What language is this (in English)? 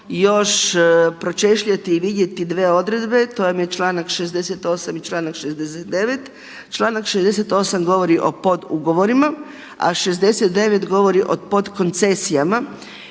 Croatian